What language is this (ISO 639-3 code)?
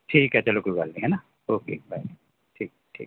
pan